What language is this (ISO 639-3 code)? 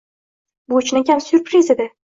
uzb